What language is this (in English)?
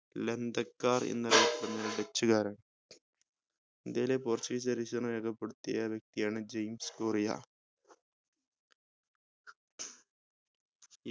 Malayalam